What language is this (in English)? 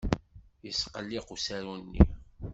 Kabyle